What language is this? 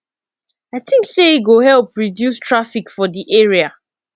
Nigerian Pidgin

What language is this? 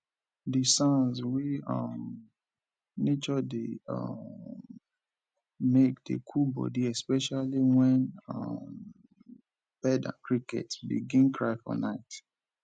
Nigerian Pidgin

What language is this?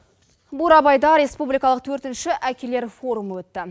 Kazakh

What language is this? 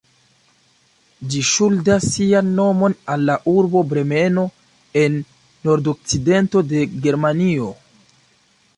Esperanto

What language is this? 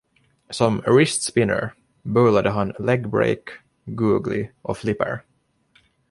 Swedish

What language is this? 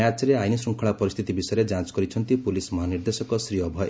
Odia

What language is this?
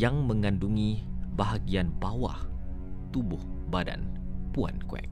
Malay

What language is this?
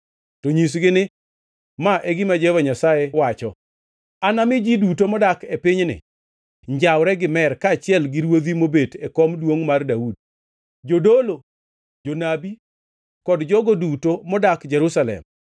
Luo (Kenya and Tanzania)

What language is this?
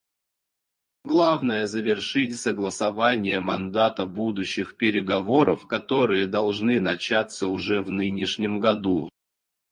Russian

